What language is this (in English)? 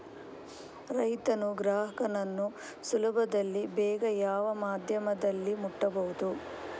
Kannada